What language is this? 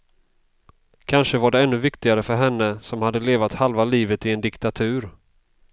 Swedish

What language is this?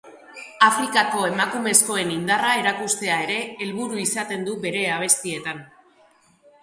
Basque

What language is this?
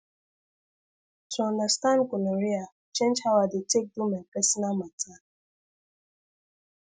Nigerian Pidgin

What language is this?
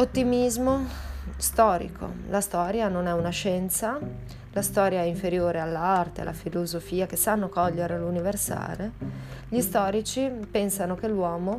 Italian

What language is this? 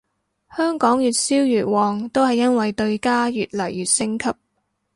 Cantonese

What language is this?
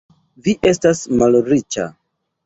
Esperanto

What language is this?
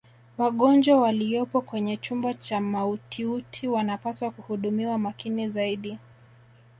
Swahili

